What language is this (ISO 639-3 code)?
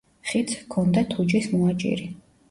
kat